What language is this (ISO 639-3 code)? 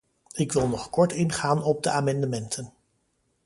nld